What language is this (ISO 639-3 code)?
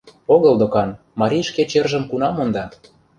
chm